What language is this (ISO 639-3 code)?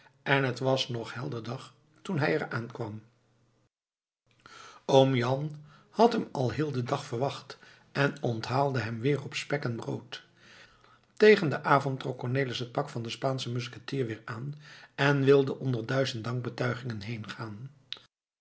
nld